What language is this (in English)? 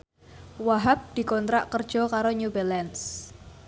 Javanese